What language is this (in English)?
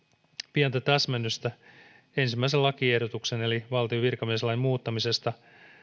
Finnish